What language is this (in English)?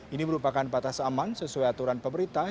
Indonesian